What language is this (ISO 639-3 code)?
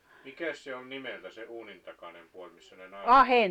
fin